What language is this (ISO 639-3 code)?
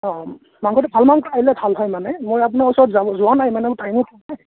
asm